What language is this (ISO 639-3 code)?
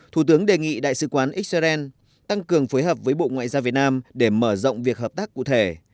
vie